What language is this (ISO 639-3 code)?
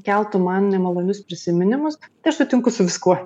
lit